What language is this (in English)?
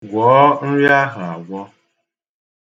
Igbo